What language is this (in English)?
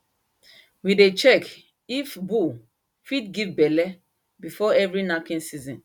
Nigerian Pidgin